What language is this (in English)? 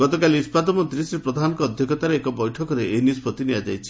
Odia